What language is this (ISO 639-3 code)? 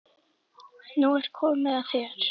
isl